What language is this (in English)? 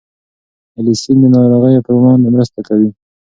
Pashto